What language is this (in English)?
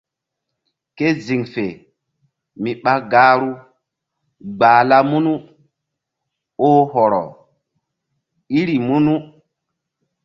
Mbum